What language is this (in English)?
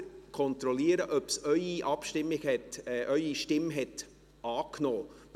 Swiss German